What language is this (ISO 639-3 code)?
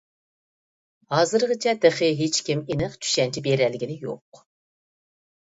uig